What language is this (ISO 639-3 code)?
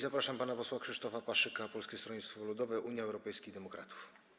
pol